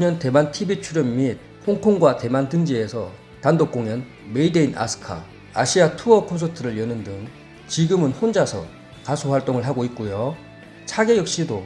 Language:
Korean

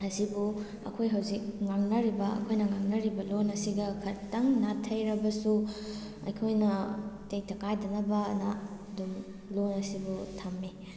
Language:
Manipuri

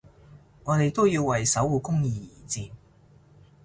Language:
Cantonese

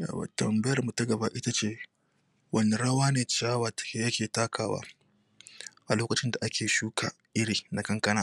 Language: Hausa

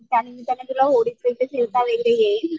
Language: Marathi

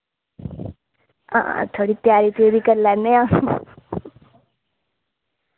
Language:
Dogri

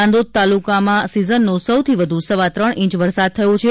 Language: Gujarati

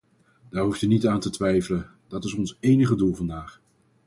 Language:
Dutch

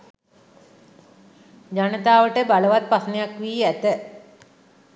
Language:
Sinhala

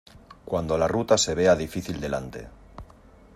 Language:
Spanish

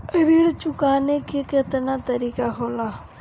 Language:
Bhojpuri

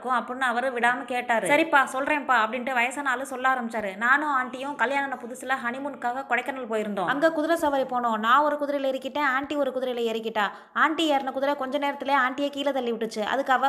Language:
Tamil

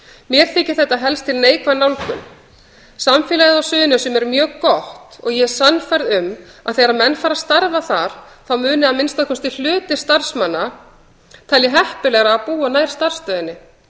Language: Icelandic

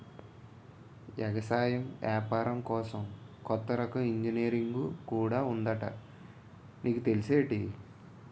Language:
Telugu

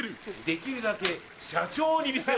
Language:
Japanese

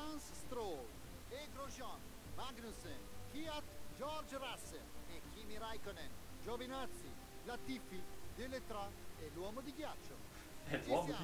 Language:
Italian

